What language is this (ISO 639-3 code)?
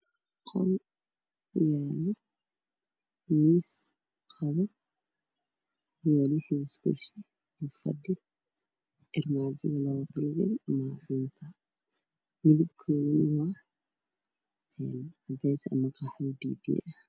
som